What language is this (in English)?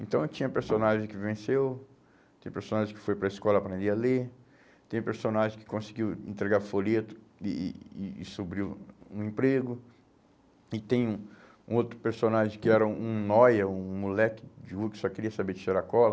Portuguese